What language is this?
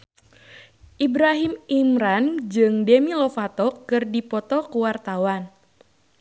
Sundanese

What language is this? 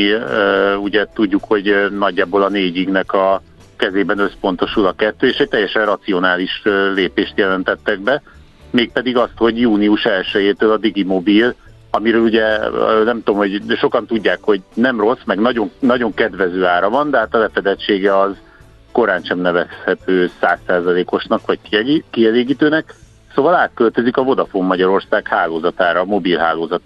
Hungarian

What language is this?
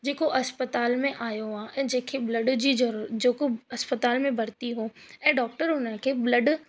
Sindhi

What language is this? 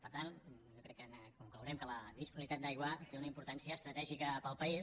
Catalan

